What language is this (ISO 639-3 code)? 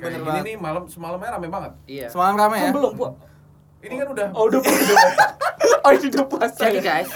ind